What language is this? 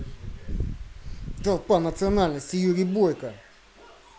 Russian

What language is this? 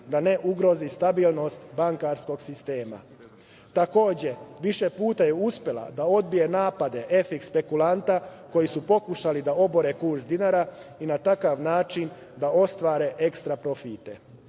Serbian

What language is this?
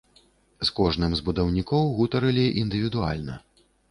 Belarusian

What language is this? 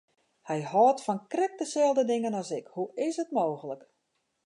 Western Frisian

